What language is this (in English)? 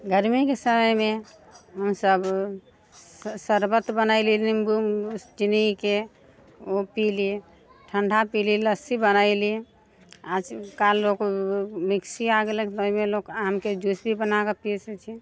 Maithili